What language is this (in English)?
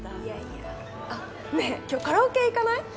Japanese